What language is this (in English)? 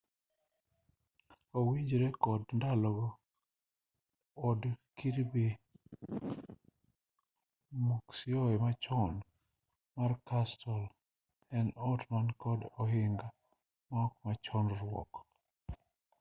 Luo (Kenya and Tanzania)